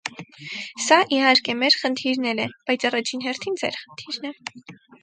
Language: Armenian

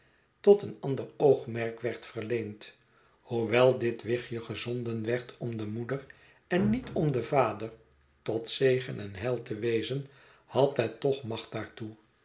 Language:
Dutch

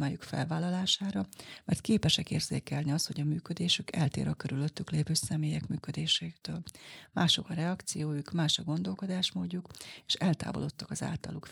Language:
Hungarian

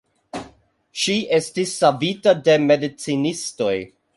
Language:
Esperanto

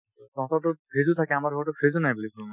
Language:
Assamese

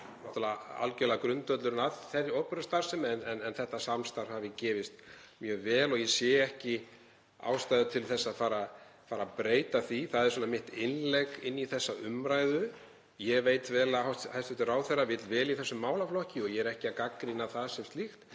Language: Icelandic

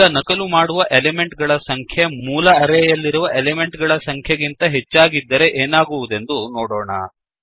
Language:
Kannada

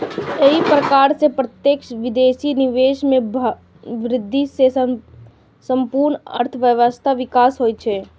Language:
Maithili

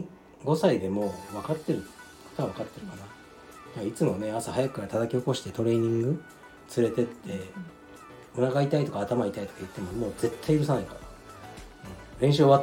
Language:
Japanese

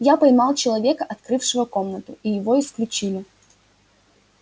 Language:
Russian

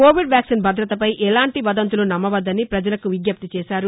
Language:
Telugu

